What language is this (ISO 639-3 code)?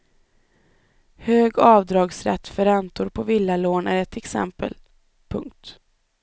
swe